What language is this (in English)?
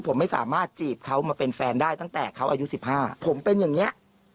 Thai